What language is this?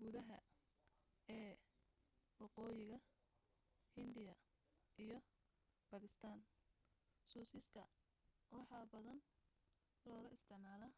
Somali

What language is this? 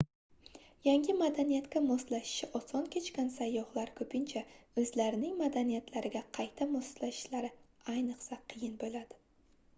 Uzbek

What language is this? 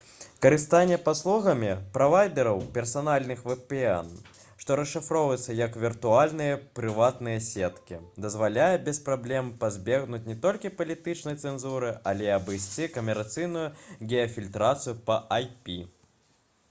Belarusian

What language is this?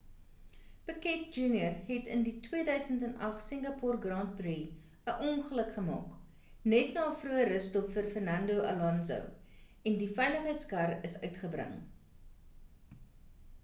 Afrikaans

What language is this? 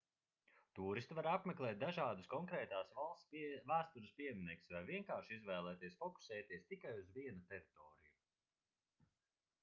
Latvian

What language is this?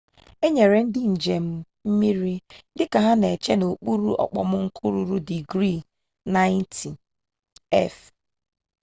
Igbo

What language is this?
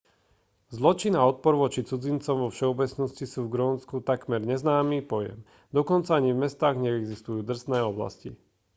Slovak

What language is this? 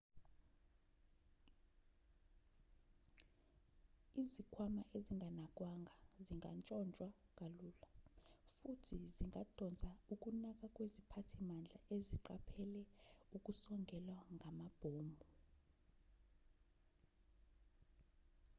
Zulu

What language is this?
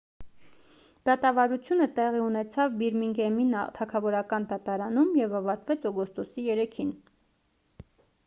Armenian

